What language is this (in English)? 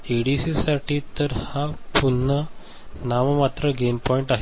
Marathi